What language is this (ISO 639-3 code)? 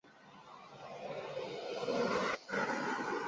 zho